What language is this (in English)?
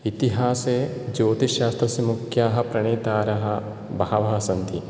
Sanskrit